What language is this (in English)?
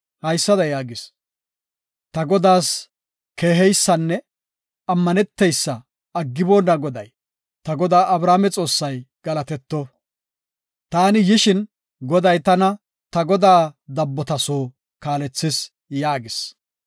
Gofa